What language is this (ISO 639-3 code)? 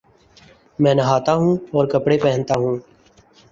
urd